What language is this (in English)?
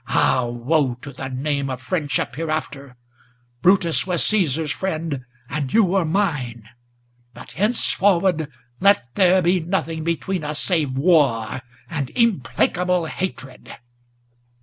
English